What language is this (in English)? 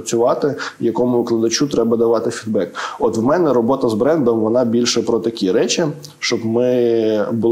Ukrainian